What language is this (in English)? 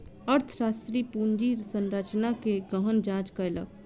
Maithili